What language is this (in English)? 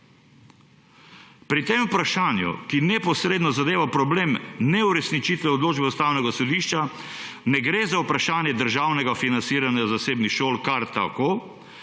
Slovenian